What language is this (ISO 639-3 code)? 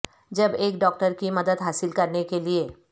urd